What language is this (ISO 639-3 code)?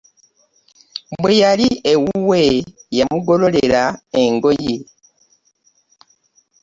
lug